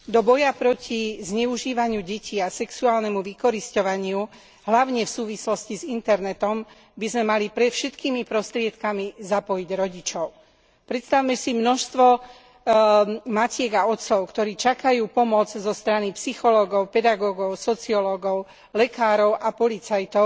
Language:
Slovak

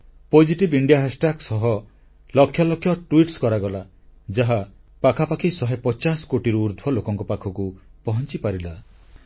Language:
Odia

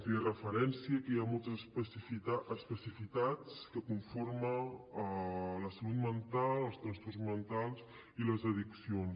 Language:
Catalan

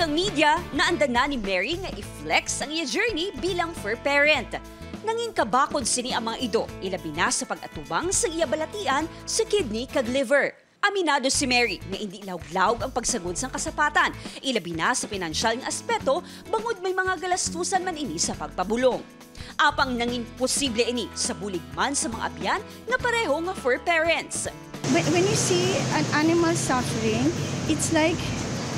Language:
Filipino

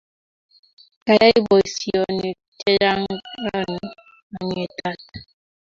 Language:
Kalenjin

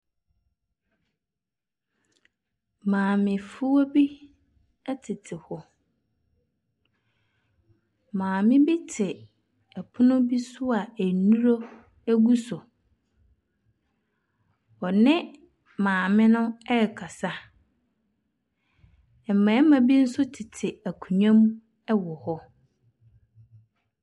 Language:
Akan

